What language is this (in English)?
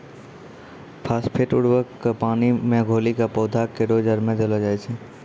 Maithili